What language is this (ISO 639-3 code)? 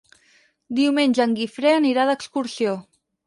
cat